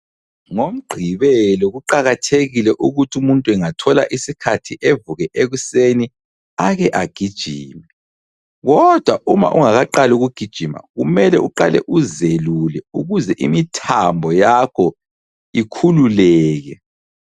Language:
North Ndebele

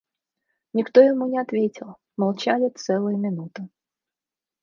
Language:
Russian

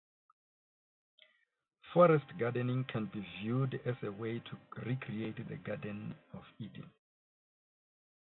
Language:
English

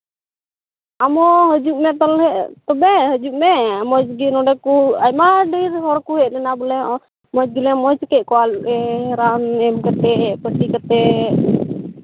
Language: Santali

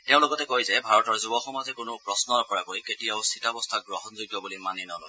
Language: Assamese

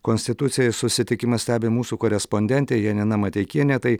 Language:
Lithuanian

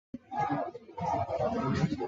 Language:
Chinese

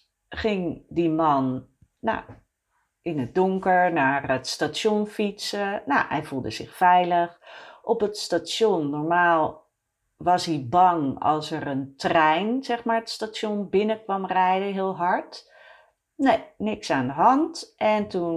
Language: Dutch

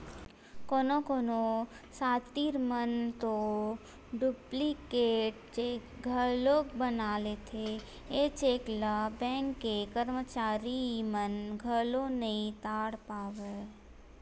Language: Chhattisgarhi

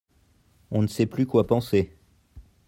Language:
French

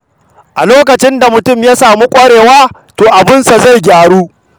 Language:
Hausa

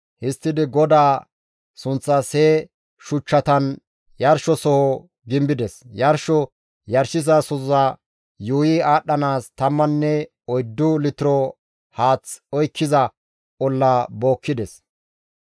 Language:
Gamo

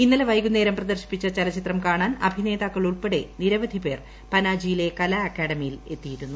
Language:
Malayalam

